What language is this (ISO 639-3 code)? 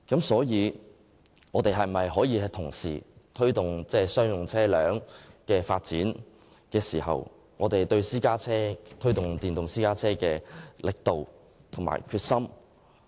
yue